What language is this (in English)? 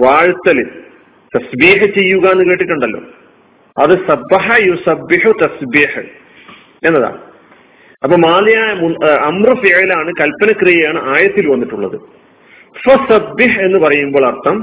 Malayalam